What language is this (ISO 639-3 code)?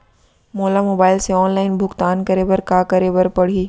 hne